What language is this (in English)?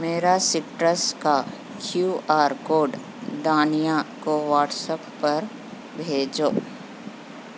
Urdu